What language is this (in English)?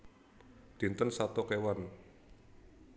Javanese